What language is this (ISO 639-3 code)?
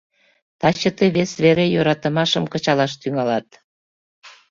chm